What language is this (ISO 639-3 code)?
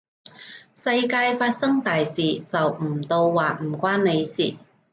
yue